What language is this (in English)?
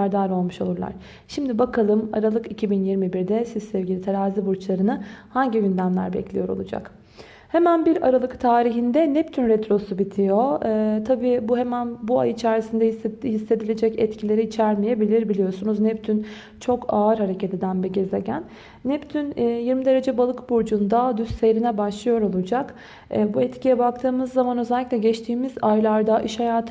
Turkish